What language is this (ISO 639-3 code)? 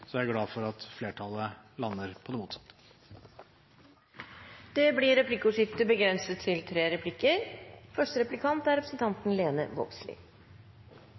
nob